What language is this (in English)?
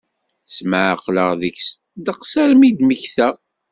Kabyle